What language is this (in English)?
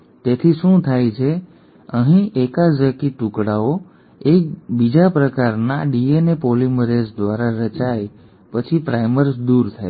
Gujarati